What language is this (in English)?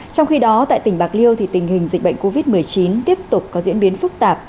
Vietnamese